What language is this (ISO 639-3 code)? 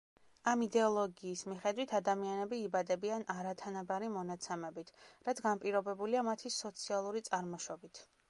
kat